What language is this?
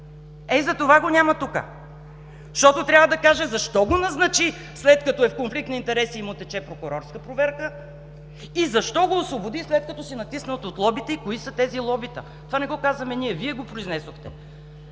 Bulgarian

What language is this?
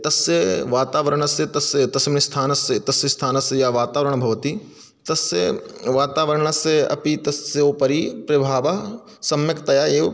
Sanskrit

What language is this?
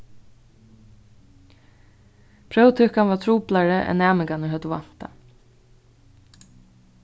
Faroese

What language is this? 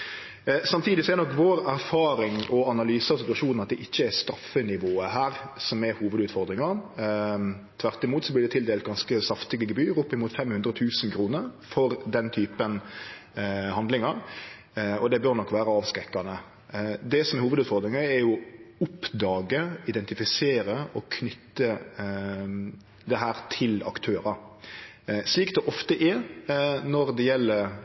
Norwegian Nynorsk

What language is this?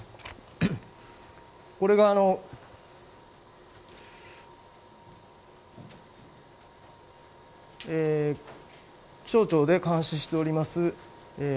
Japanese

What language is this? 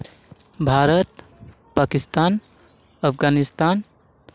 Santali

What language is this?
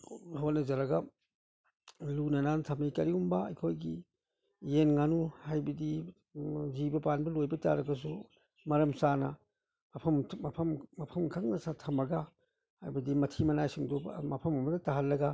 Manipuri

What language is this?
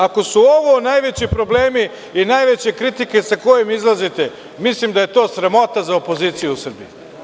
Serbian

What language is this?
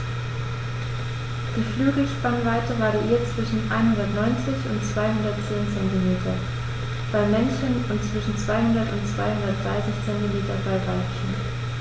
German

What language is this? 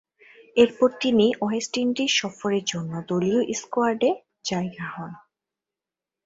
Bangla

